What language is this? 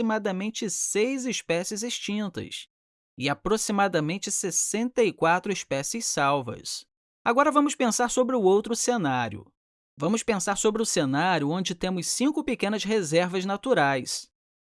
Portuguese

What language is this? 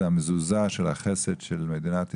Hebrew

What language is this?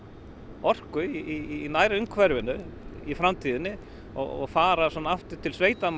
Icelandic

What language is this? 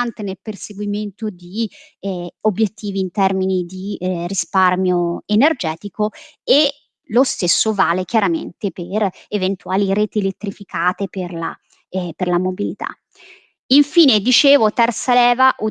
Italian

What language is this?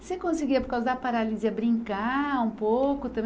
Portuguese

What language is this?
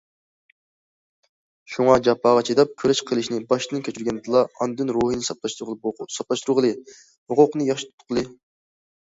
Uyghur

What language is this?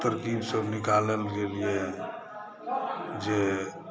Maithili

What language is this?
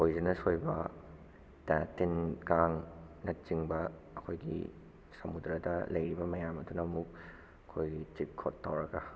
Manipuri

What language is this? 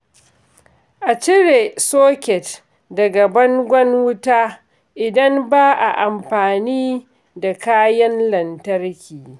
Hausa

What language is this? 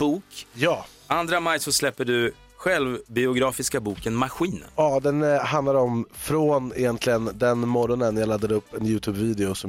Swedish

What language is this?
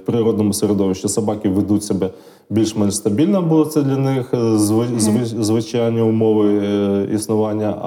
Ukrainian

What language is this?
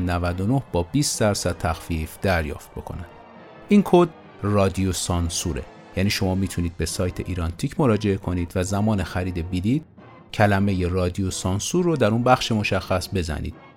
Persian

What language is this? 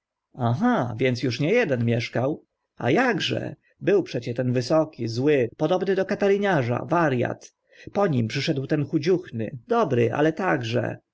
Polish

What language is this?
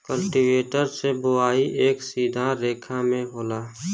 Bhojpuri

